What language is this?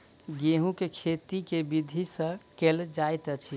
Maithili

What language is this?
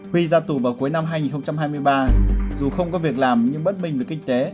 Vietnamese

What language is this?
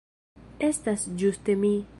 Esperanto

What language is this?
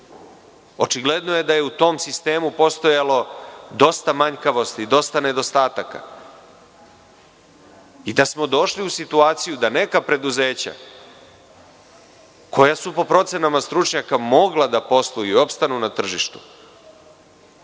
Serbian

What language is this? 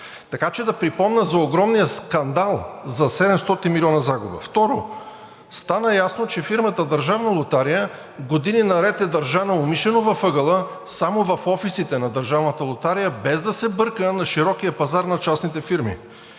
Bulgarian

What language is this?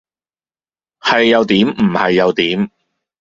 Cantonese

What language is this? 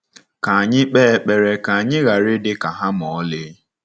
Igbo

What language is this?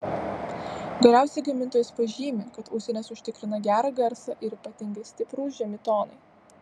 Lithuanian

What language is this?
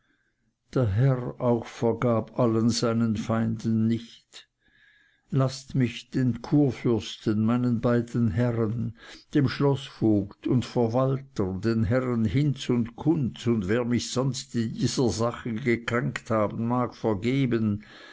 German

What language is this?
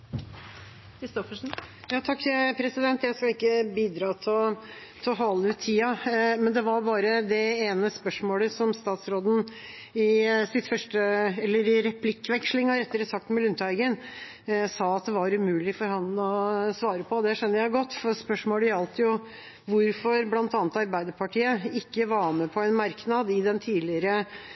Norwegian Bokmål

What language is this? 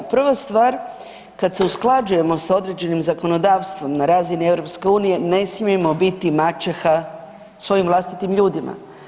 Croatian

